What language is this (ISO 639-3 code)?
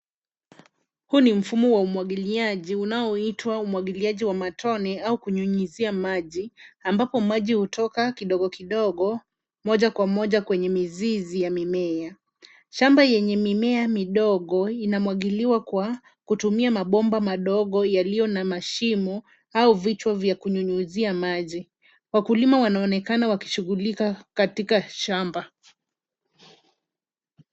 swa